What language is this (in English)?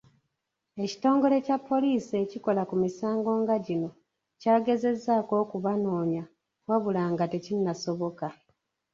Ganda